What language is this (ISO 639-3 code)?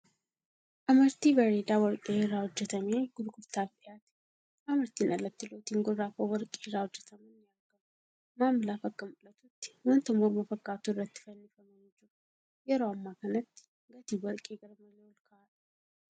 orm